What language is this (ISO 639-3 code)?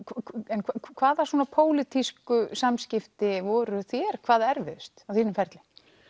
isl